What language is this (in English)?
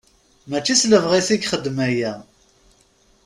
Kabyle